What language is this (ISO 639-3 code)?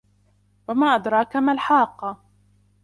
ara